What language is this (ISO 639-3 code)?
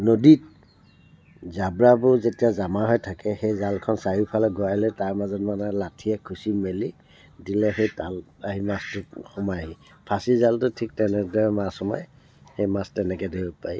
asm